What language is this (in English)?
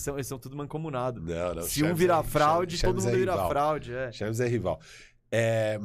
Portuguese